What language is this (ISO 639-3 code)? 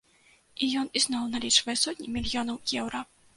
bel